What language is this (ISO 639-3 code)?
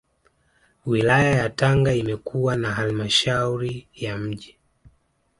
swa